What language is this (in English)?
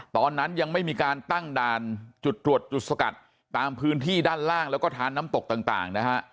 Thai